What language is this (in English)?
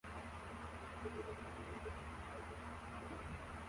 Kinyarwanda